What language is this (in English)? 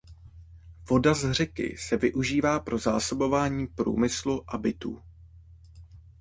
Czech